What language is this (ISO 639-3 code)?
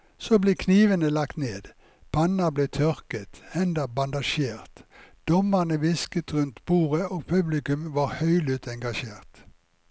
nor